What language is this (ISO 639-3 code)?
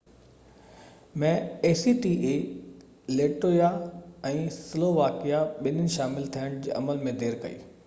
snd